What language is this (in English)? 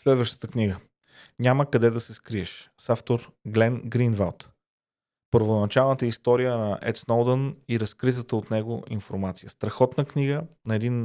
Bulgarian